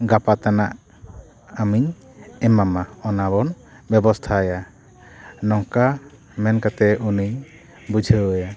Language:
Santali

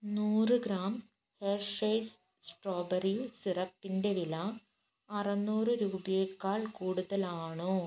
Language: Malayalam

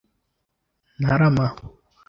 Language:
Kinyarwanda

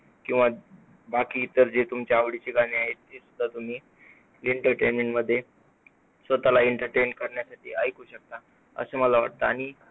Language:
Marathi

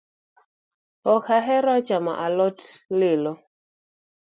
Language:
Luo (Kenya and Tanzania)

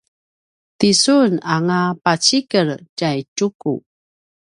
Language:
Paiwan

